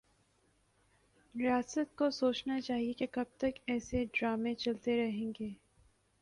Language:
Urdu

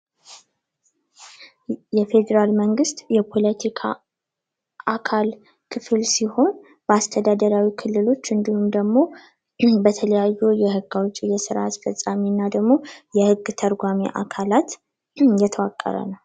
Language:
Amharic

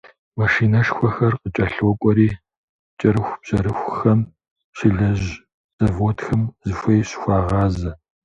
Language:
Kabardian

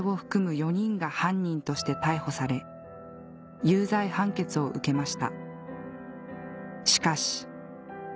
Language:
Japanese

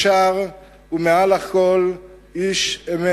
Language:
Hebrew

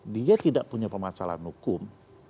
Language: Indonesian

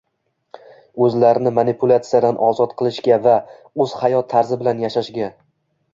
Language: Uzbek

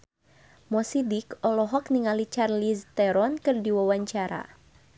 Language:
Sundanese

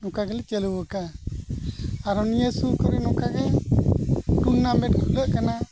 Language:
Santali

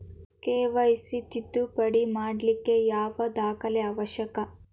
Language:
Kannada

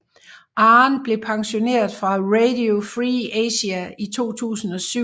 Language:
Danish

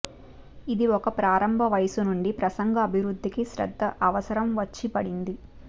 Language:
Telugu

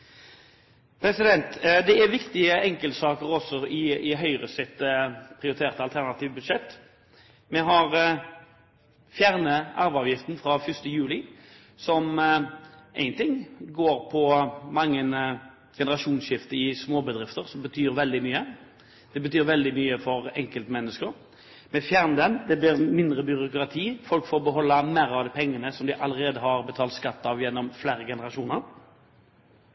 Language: Norwegian Bokmål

